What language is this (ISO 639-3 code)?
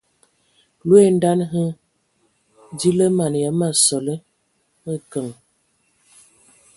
ewo